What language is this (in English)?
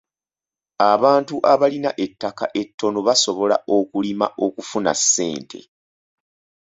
Ganda